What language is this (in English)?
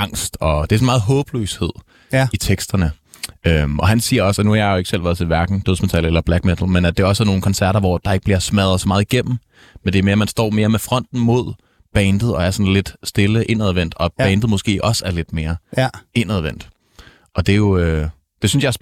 Danish